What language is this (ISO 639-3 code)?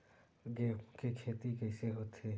hne